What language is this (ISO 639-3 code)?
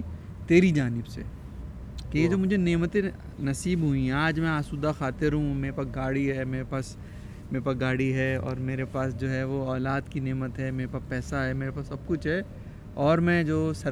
urd